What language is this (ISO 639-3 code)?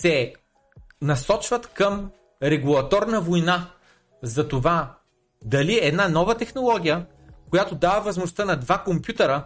bul